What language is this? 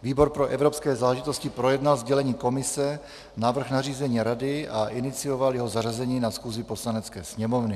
Czech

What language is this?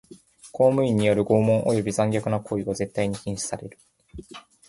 Japanese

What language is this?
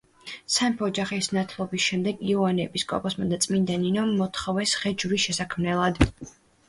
Georgian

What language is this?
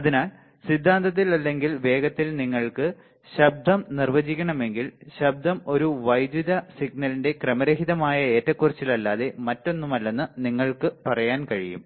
Malayalam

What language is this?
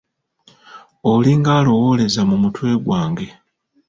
Ganda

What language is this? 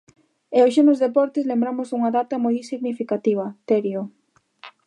Galician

